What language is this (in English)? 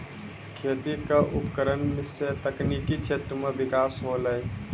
Maithili